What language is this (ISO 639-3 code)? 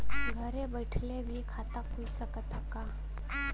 bho